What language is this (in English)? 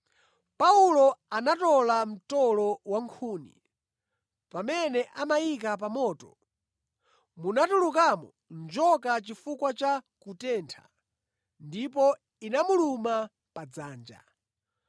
Nyanja